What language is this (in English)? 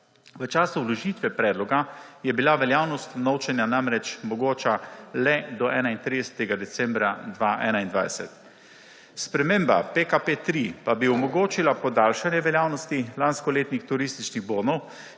Slovenian